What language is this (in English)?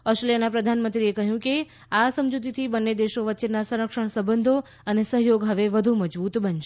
Gujarati